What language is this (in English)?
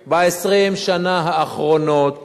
Hebrew